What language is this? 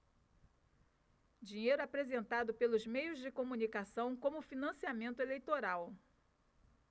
Portuguese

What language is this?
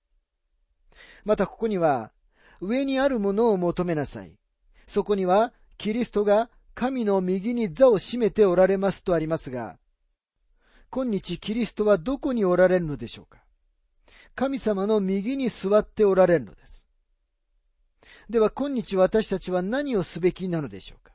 Japanese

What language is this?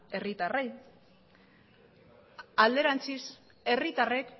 Basque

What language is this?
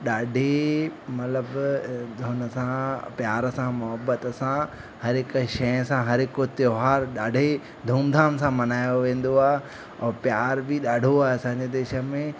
Sindhi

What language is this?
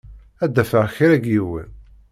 Kabyle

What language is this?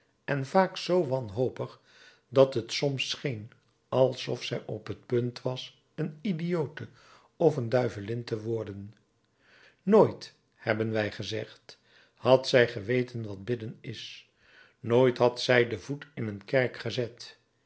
Dutch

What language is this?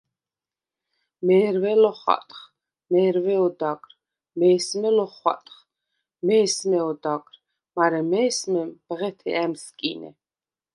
Svan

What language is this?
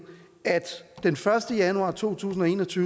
Danish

